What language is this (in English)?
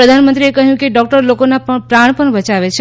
Gujarati